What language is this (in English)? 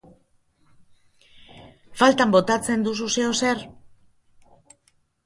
Basque